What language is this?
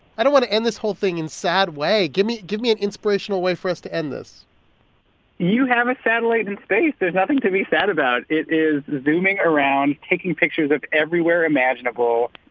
English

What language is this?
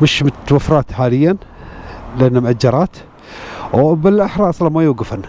Arabic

